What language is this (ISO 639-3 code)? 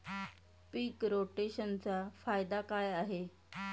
mar